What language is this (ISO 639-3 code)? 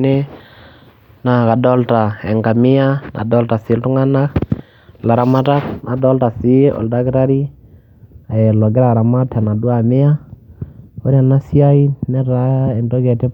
mas